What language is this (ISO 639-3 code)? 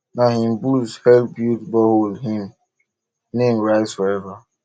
pcm